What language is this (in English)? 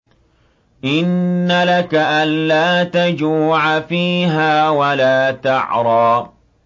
Arabic